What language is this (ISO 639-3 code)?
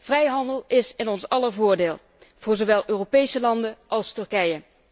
nld